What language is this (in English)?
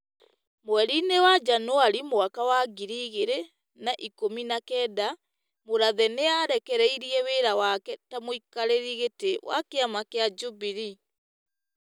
Kikuyu